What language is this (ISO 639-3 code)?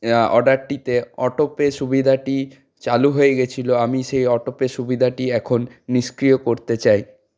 ben